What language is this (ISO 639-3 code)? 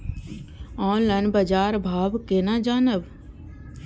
mai